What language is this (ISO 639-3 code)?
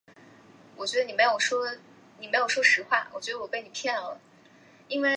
zho